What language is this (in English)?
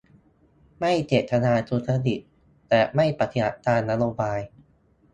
Thai